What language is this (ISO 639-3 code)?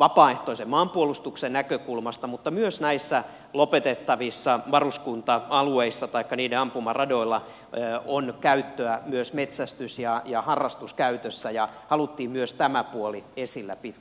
fin